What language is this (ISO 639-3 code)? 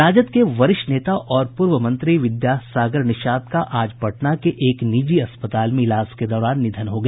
hin